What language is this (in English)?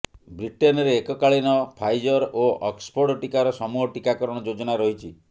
Odia